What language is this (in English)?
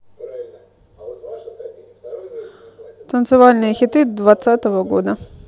Russian